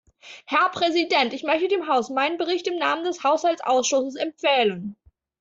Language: German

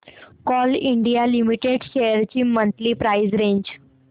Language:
Marathi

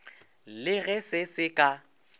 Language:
Northern Sotho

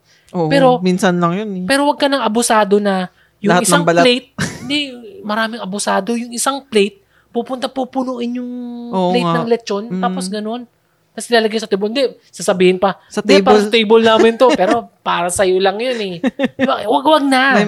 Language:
Filipino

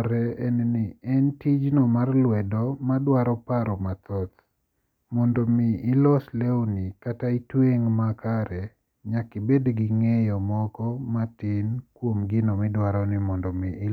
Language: Luo (Kenya and Tanzania)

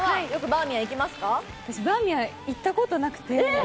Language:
Japanese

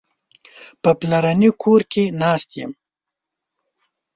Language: Pashto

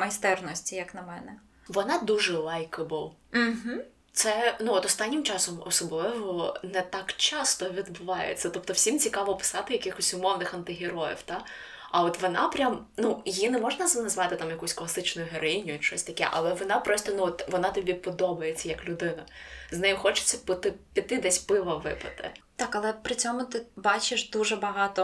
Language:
Ukrainian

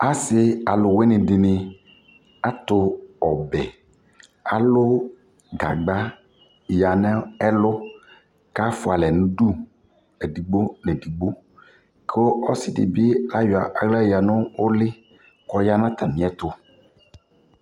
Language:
Ikposo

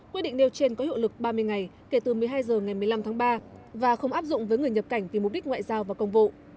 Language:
Vietnamese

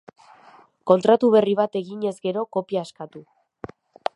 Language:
Basque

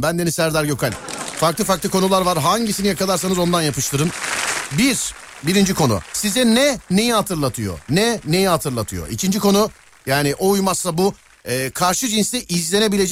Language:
Turkish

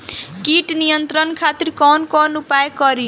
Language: Bhojpuri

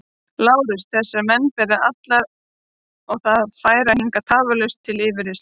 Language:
Icelandic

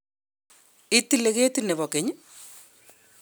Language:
Kalenjin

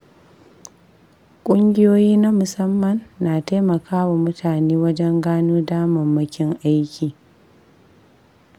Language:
Hausa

